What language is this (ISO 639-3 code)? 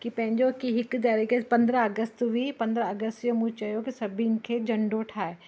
snd